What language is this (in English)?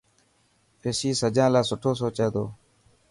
Dhatki